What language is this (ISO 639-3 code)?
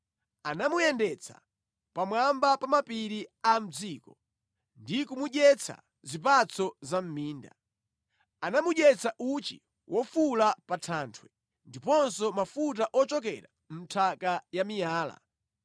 nya